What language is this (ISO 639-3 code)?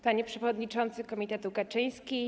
pol